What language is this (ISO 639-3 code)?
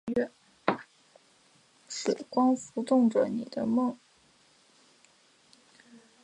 zho